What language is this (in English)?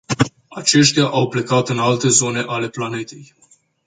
Romanian